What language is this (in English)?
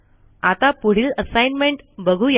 Marathi